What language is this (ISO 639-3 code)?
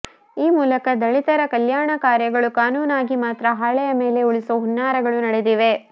kan